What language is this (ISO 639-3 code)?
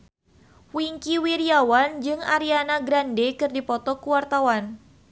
sun